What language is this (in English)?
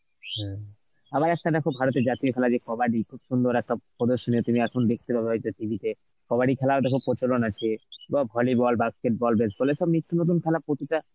Bangla